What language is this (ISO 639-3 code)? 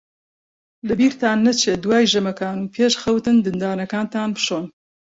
ckb